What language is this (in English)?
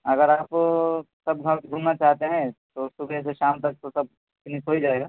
Urdu